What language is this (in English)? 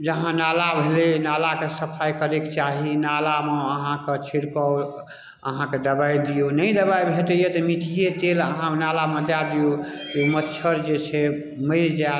Maithili